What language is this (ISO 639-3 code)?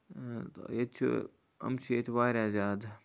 kas